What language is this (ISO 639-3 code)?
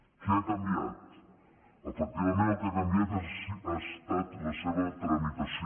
cat